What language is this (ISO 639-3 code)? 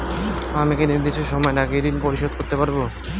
ben